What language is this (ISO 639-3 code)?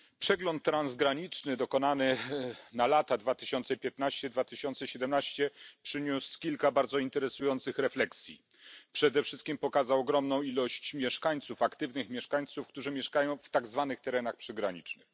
pol